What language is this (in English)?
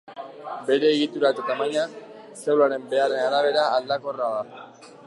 Basque